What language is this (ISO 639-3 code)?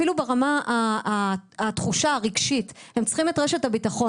heb